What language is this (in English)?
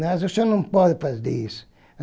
Portuguese